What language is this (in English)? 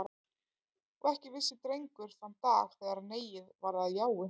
Icelandic